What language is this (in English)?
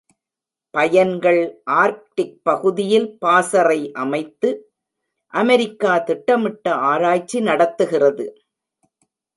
Tamil